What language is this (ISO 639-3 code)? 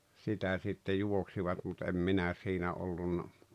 fin